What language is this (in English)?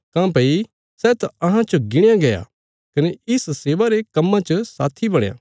Bilaspuri